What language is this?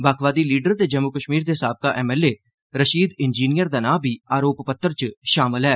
Dogri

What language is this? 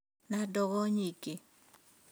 Kikuyu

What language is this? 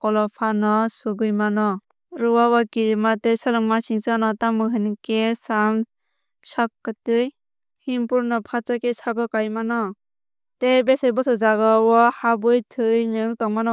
Kok Borok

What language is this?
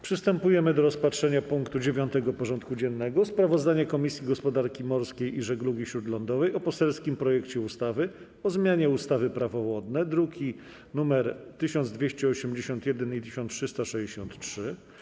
Polish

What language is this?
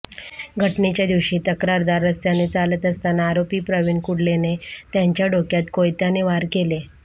Marathi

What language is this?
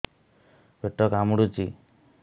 Odia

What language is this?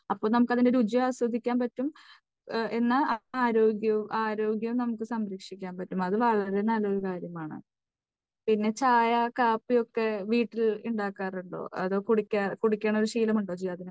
Malayalam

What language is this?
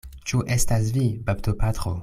Esperanto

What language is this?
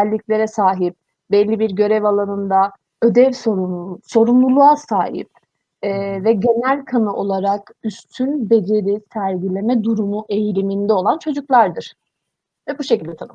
Turkish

